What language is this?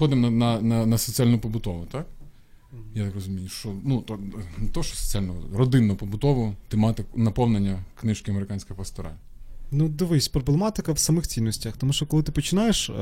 Ukrainian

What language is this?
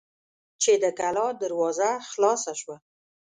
Pashto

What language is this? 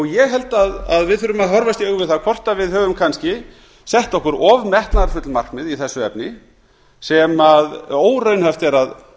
Icelandic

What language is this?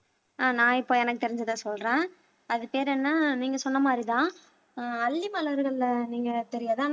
Tamil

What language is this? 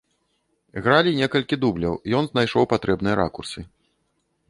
Belarusian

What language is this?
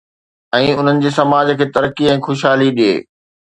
Sindhi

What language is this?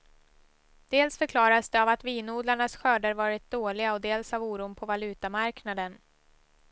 Swedish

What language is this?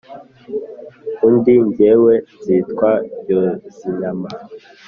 Kinyarwanda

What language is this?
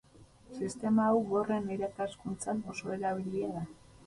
Basque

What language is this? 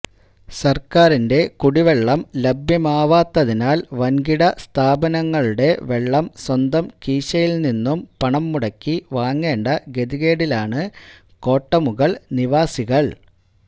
Malayalam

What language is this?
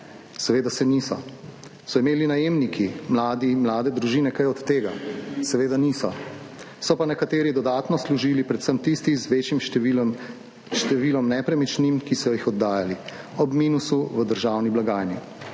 Slovenian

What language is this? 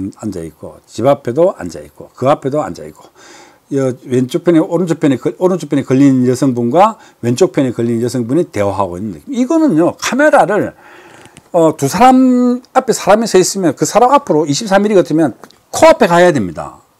Korean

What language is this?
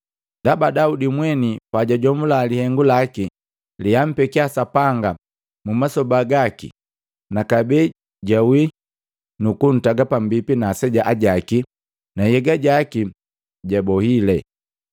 Matengo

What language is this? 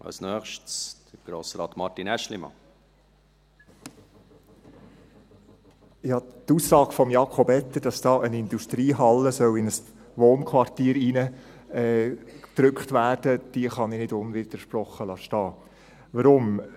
Swiss German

